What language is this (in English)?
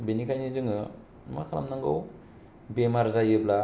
Bodo